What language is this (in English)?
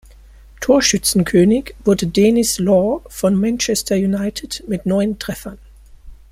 German